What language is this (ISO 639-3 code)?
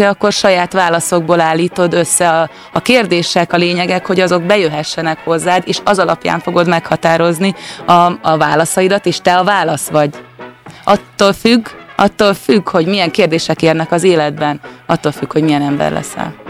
hun